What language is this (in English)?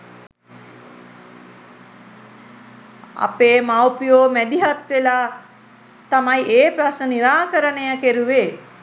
Sinhala